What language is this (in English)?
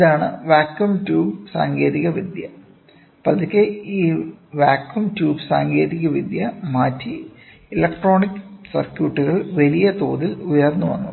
Malayalam